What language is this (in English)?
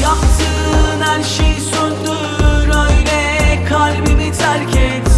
Turkish